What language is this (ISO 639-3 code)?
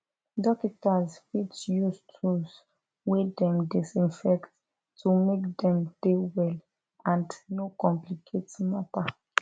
pcm